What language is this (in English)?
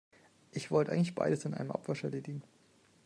German